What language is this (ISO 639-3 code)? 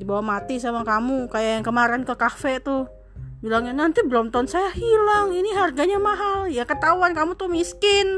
ind